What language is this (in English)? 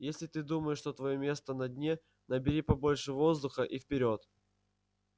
Russian